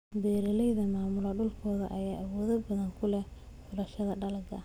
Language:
Somali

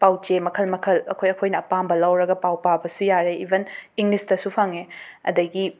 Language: Manipuri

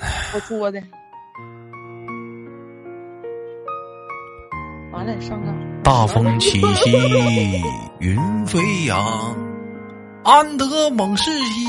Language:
Chinese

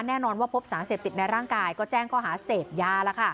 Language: Thai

